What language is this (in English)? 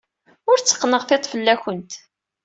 Kabyle